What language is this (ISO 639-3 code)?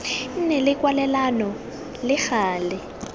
tsn